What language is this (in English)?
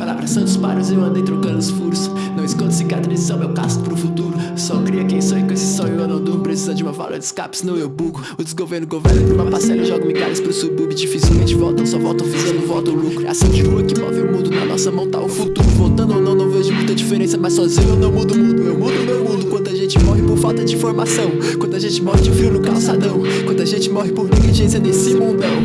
Portuguese